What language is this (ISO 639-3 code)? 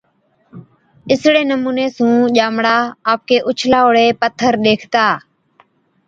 odk